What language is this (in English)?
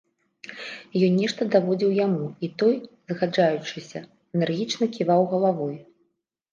Belarusian